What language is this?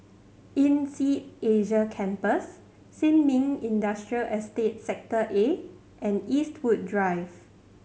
English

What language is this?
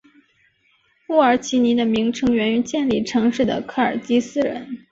Chinese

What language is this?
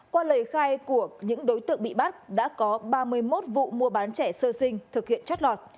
Vietnamese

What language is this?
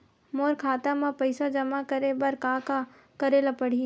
Chhattisgarhi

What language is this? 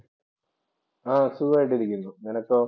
Malayalam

